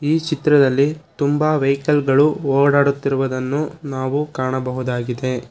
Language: Kannada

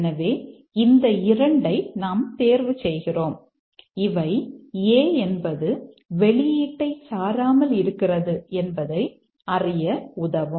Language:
Tamil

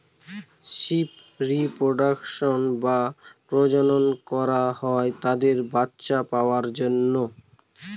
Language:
Bangla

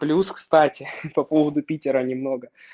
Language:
Russian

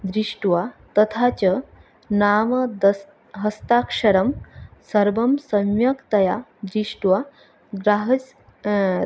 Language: Sanskrit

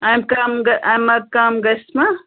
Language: Kashmiri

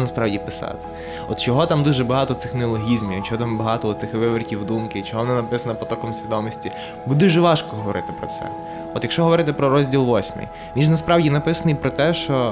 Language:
Ukrainian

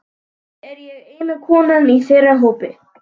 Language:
Icelandic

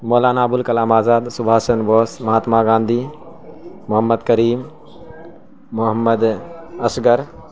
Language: Urdu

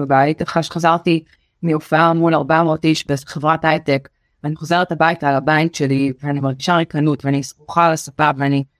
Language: Hebrew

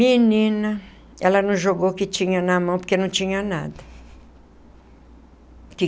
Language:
Portuguese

